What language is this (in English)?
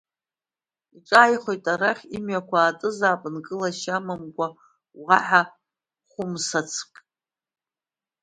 Abkhazian